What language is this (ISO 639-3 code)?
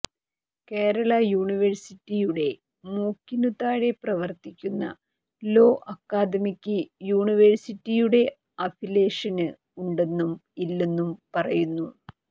mal